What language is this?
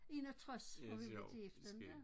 Danish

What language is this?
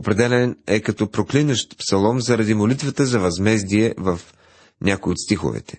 Bulgarian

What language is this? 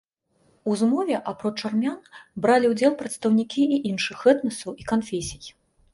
Belarusian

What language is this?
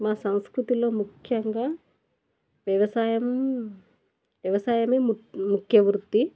Telugu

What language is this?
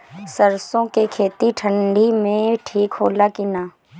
Bhojpuri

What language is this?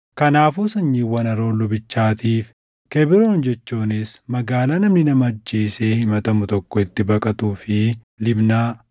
Oromo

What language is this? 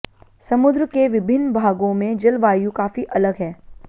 Hindi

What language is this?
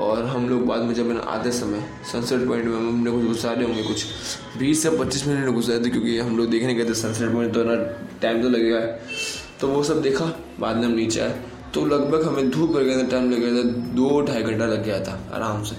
Hindi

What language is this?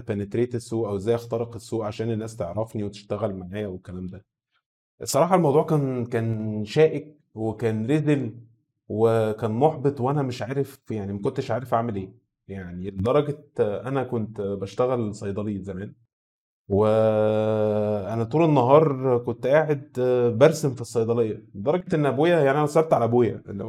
Arabic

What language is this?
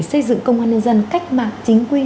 Vietnamese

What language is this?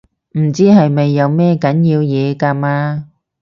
Cantonese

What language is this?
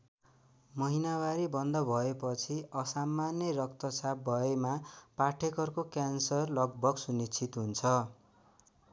Nepali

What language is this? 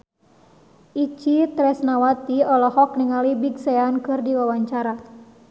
Sundanese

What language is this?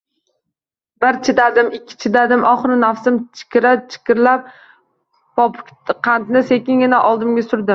Uzbek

